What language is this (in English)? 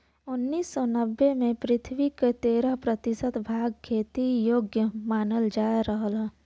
Bhojpuri